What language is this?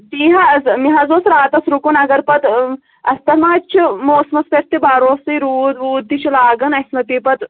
Kashmiri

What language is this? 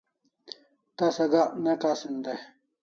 Kalasha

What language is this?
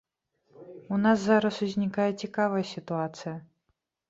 Belarusian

